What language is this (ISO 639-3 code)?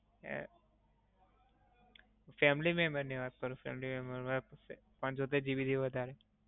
guj